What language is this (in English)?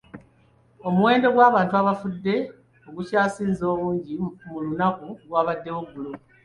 Ganda